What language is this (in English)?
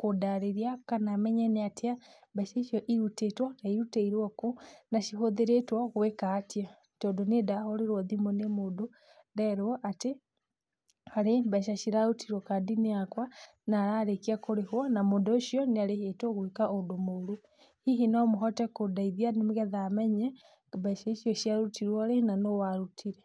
Kikuyu